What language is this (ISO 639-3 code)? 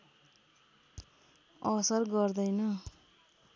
nep